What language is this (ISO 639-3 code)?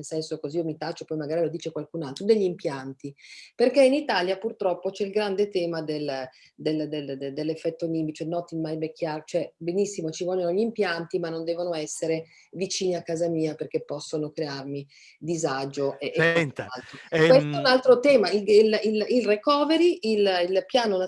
ita